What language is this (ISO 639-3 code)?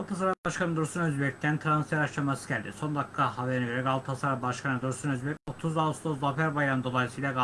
tur